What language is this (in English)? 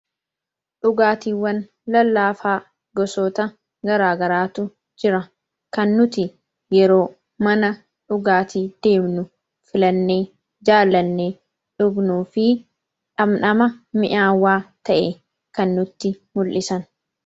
Oromo